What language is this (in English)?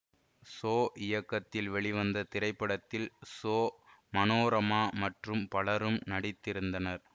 Tamil